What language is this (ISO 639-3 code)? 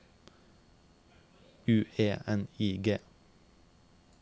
nor